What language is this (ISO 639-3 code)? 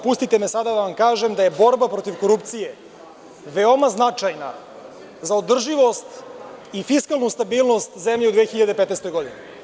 srp